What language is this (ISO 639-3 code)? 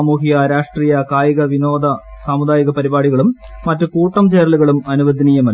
mal